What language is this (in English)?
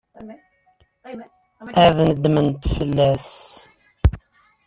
Kabyle